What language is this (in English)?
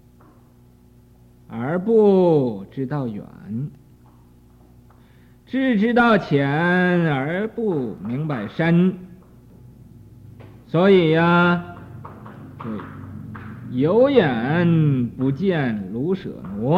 Chinese